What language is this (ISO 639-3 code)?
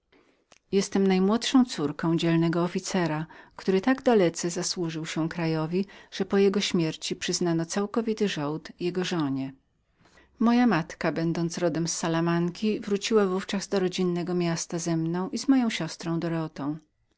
pol